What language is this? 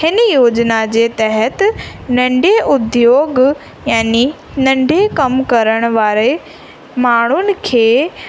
Sindhi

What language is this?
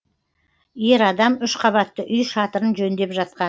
Kazakh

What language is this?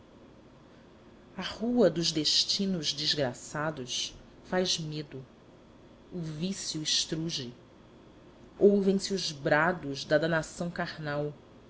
Portuguese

